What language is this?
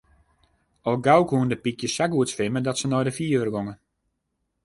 Western Frisian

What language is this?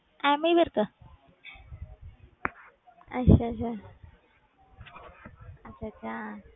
Punjabi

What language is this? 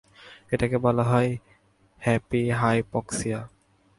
Bangla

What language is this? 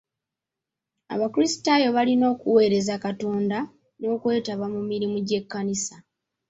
Ganda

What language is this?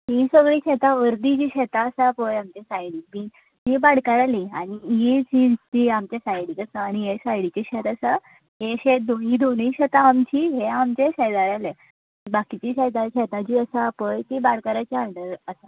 Konkani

